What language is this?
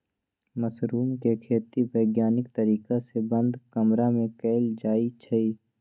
Magahi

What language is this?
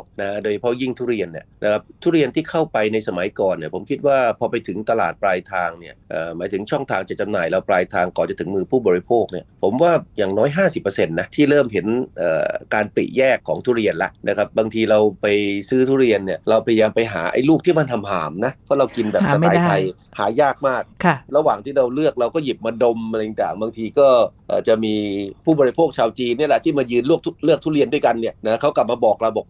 Thai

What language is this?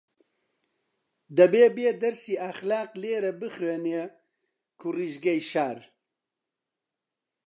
Central Kurdish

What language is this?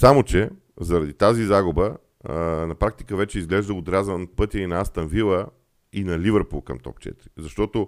Bulgarian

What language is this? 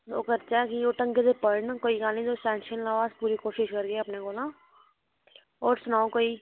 Dogri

